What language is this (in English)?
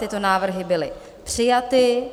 Czech